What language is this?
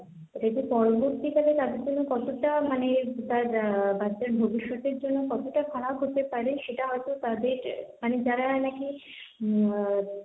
Bangla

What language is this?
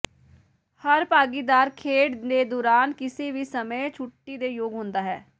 Punjabi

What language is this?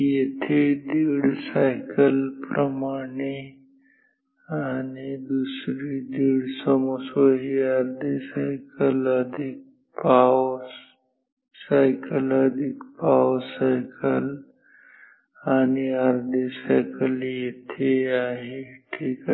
Marathi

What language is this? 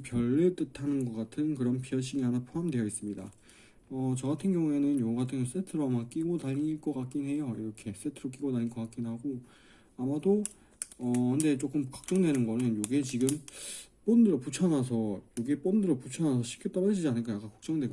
Korean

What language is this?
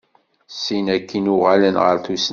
Kabyle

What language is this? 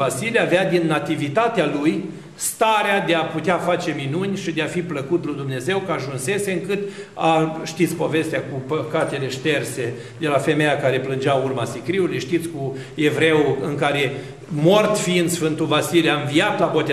Romanian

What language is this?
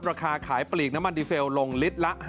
Thai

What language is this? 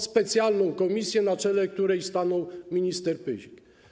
Polish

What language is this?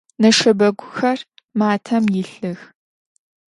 Adyghe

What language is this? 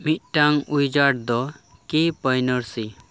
Santali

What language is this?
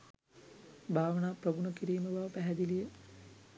Sinhala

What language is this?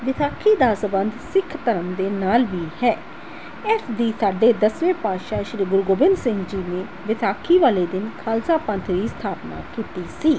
Punjabi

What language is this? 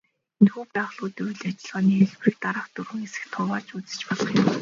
Mongolian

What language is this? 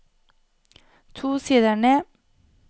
Norwegian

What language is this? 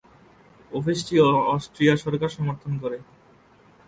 Bangla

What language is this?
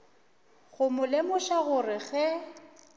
Northern Sotho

